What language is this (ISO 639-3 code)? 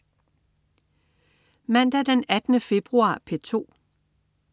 dan